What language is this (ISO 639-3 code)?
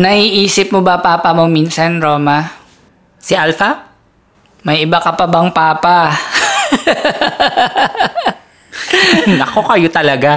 fil